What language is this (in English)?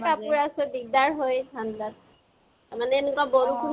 Assamese